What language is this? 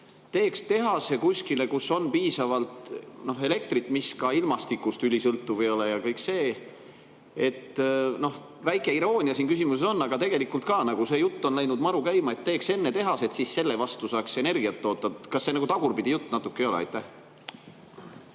Estonian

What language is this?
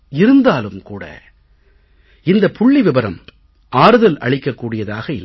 Tamil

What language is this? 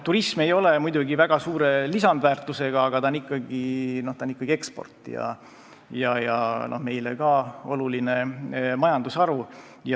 Estonian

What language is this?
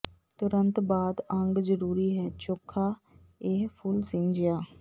Punjabi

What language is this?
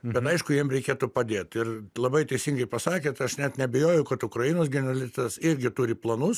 Lithuanian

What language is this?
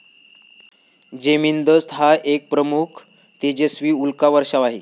Marathi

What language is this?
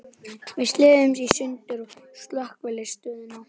Icelandic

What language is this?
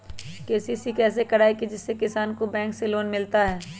Magahi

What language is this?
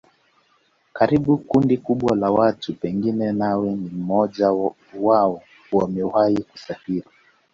Swahili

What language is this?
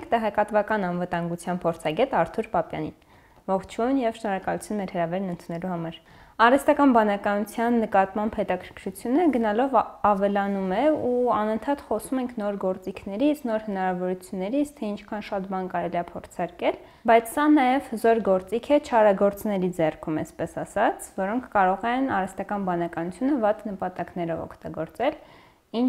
Romanian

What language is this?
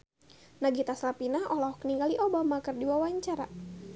Sundanese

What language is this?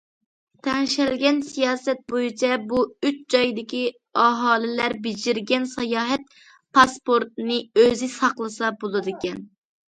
Uyghur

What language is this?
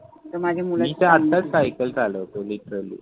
Marathi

